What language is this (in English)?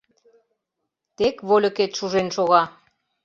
Mari